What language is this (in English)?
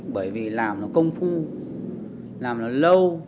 Vietnamese